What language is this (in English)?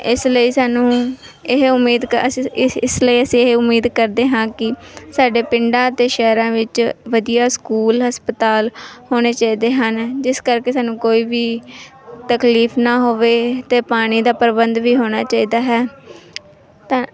Punjabi